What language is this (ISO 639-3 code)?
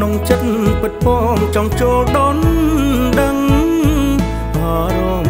tha